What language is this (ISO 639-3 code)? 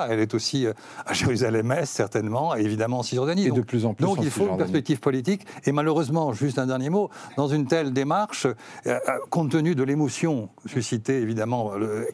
fra